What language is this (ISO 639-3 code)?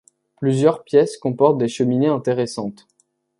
fra